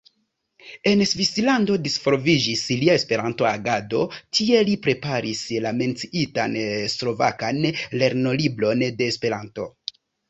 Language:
Esperanto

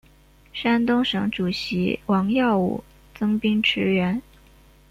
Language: Chinese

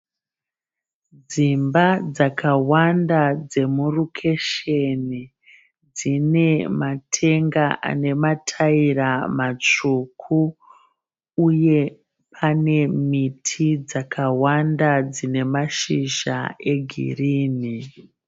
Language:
Shona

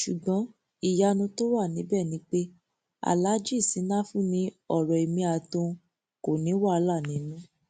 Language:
Yoruba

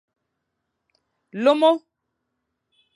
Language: Fang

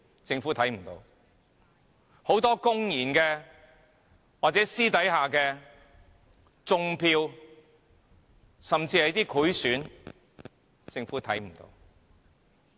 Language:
Cantonese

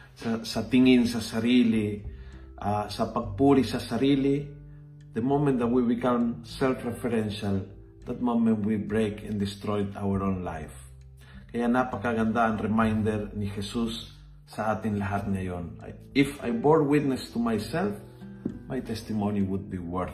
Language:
Filipino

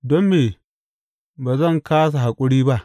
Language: Hausa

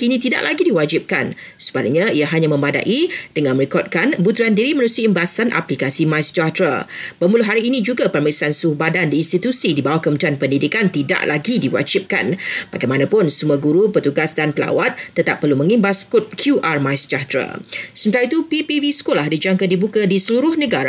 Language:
Malay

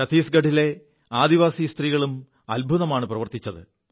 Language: Malayalam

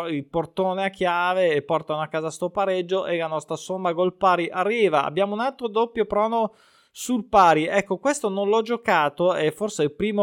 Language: Italian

